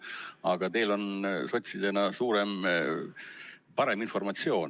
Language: Estonian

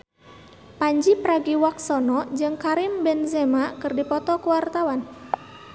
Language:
Sundanese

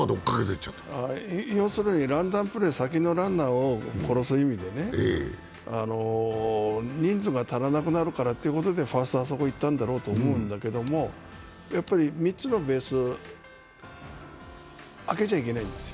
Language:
Japanese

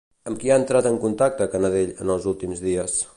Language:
Catalan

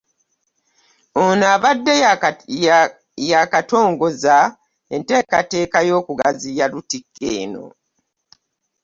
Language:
Ganda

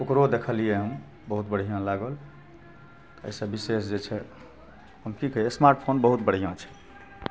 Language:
Maithili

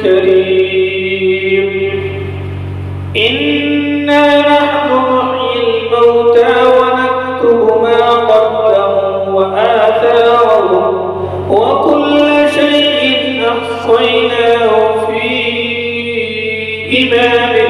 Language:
Arabic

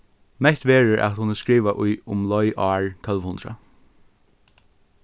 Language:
Faroese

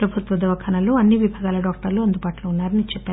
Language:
Telugu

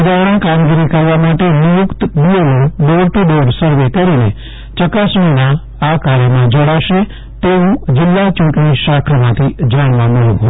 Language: Gujarati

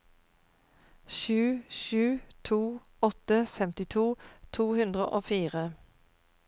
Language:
Norwegian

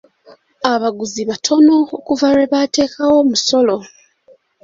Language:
Ganda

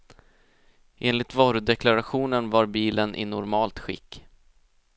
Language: Swedish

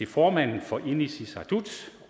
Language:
Danish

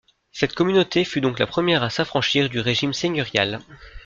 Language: French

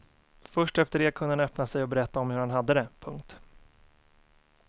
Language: Swedish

